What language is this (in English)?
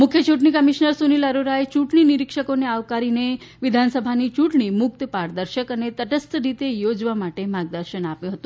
Gujarati